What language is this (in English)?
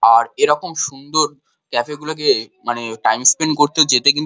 Bangla